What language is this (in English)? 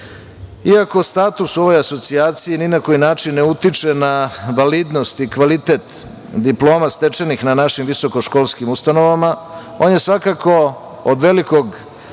Serbian